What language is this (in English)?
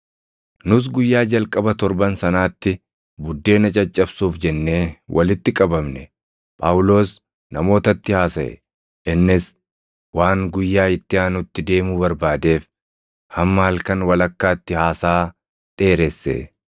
Oromo